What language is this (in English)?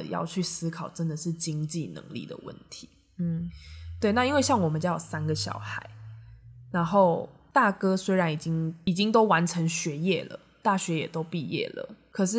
Chinese